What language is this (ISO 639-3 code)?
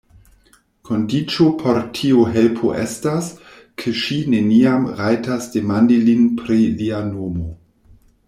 epo